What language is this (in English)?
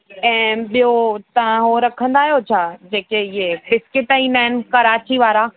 Sindhi